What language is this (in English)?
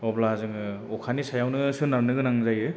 Bodo